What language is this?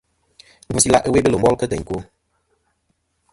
Kom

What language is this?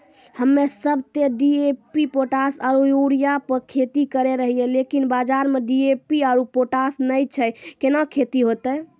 Maithili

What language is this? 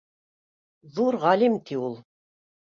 Bashkir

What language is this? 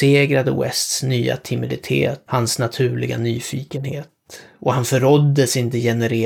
Swedish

